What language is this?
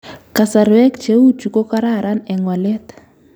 Kalenjin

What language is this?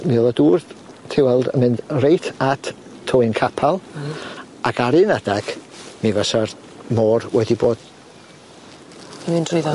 Welsh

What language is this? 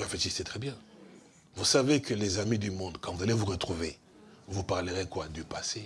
French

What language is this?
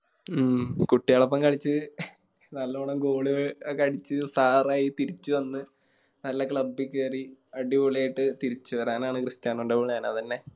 Malayalam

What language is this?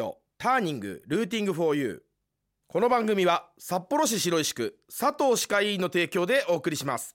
Japanese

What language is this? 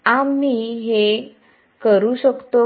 Marathi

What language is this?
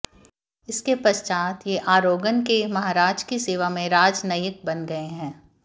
Hindi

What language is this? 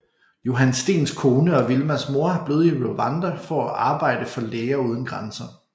Danish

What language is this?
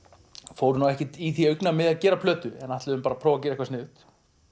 Icelandic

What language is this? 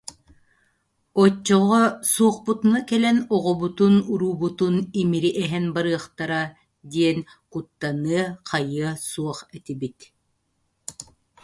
Yakut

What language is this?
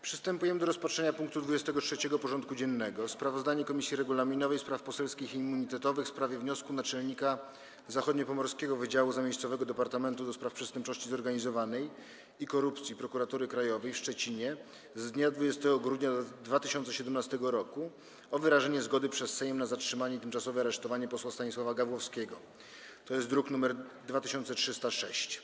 Polish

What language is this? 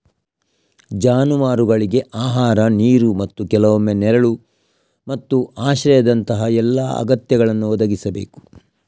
Kannada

